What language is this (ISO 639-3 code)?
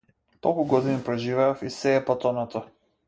mkd